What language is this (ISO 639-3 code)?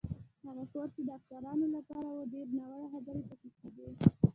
pus